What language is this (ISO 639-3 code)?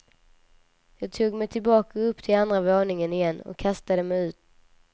swe